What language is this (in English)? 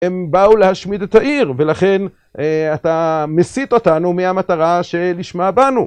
Hebrew